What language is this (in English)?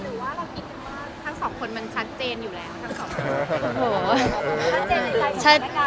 Thai